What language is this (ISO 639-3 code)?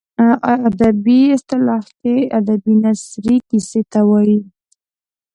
pus